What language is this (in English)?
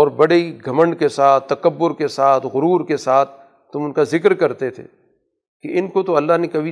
Urdu